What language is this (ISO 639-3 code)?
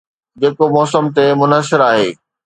snd